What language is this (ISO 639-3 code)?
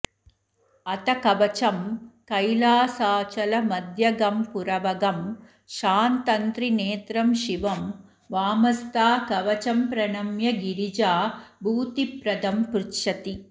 san